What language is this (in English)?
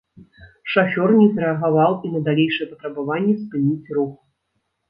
Belarusian